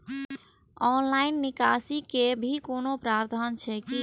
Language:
Maithili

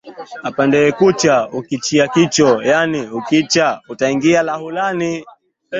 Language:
Swahili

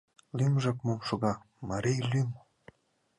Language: Mari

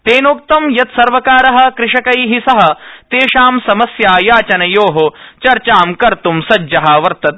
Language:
Sanskrit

